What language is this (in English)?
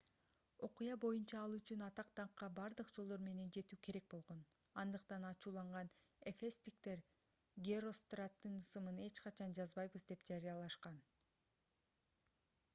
Kyrgyz